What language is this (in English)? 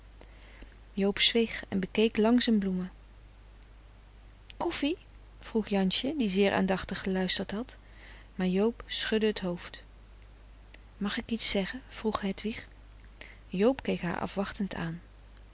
Dutch